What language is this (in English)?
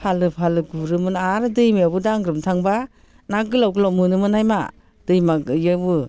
Bodo